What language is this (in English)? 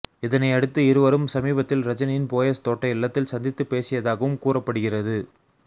Tamil